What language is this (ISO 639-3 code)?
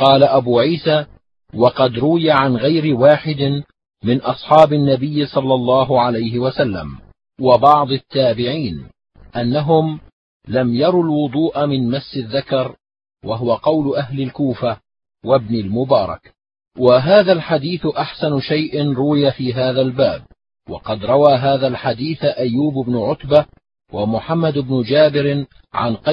ara